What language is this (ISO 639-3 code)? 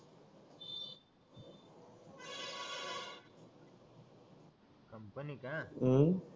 mar